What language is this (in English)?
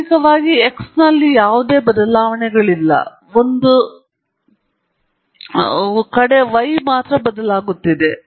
Kannada